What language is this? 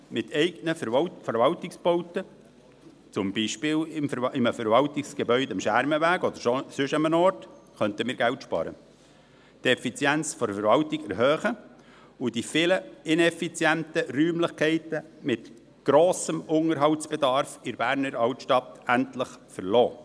Swiss German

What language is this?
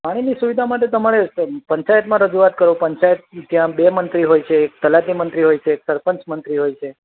Gujarati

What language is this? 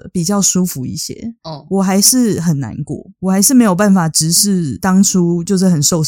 Chinese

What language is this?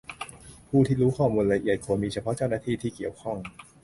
Thai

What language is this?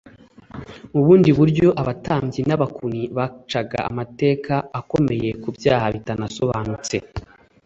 Kinyarwanda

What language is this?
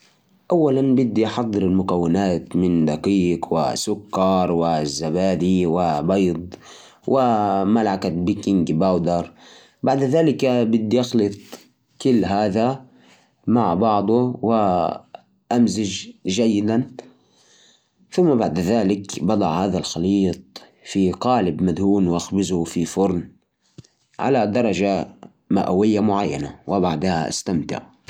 Najdi Arabic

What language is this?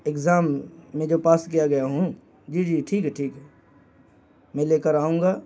Urdu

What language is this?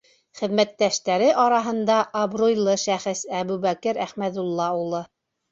Bashkir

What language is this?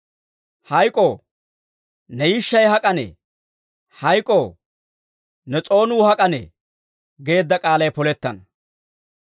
Dawro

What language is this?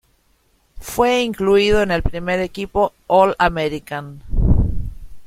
Spanish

